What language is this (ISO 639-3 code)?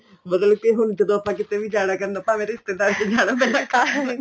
pan